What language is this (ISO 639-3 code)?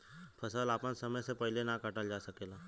bho